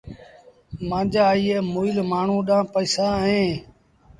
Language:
Sindhi Bhil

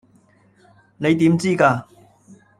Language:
Cantonese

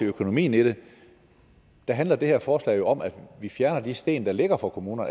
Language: Danish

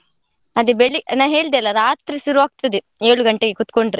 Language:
Kannada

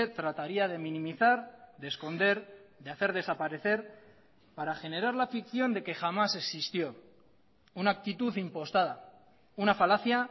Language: Spanish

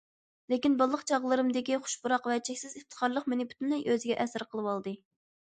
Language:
Uyghur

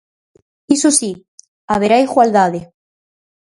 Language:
Galician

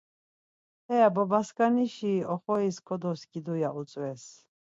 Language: Laz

